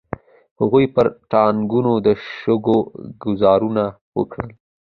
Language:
Pashto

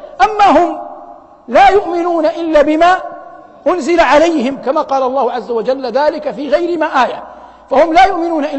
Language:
Arabic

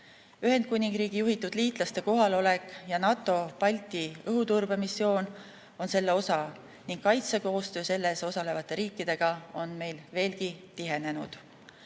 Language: Estonian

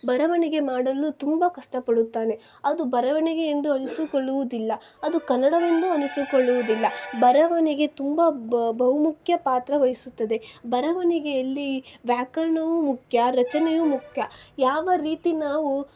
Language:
Kannada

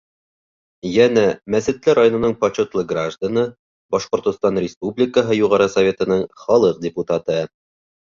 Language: Bashkir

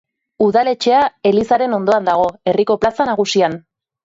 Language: Basque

